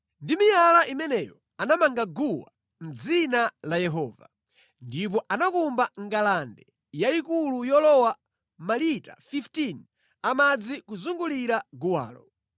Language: Nyanja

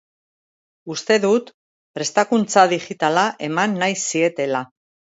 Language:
Basque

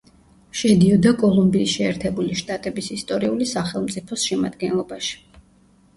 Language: Georgian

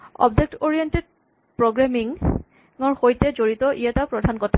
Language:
Assamese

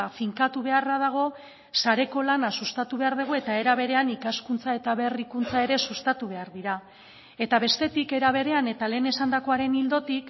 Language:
Basque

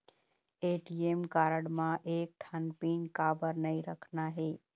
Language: Chhattisgarhi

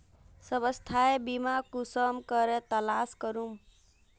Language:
Magahi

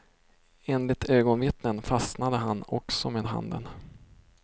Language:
Swedish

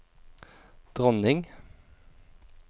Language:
Norwegian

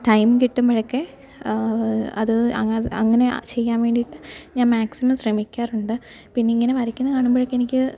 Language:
Malayalam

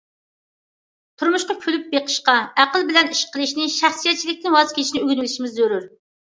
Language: Uyghur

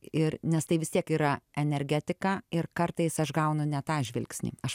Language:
Lithuanian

